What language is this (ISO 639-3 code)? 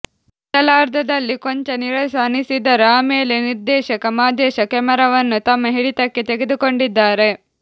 kan